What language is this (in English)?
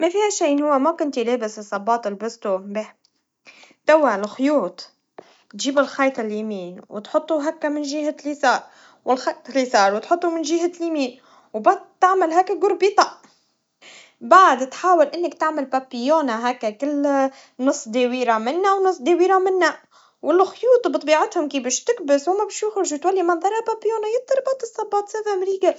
Tunisian Arabic